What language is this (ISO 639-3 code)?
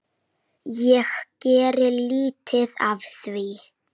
isl